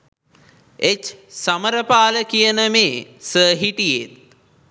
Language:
Sinhala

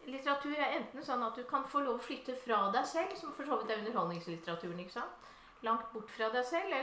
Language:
Danish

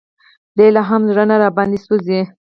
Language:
Pashto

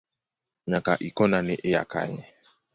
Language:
Luo (Kenya and Tanzania)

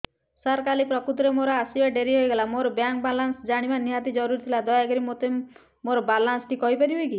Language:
Odia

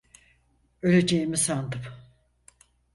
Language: Turkish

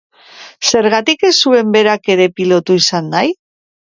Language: Basque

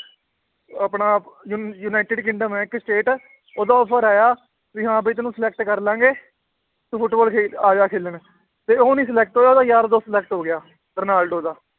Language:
Punjabi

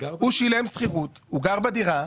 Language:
Hebrew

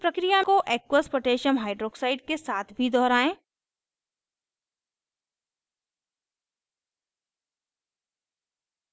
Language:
Hindi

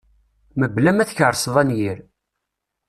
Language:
Kabyle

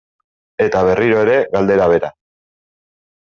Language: Basque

